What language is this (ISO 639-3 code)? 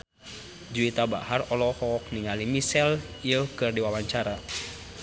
sun